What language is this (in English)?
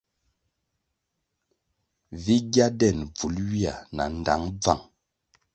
Kwasio